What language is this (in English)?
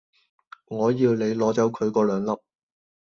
Cantonese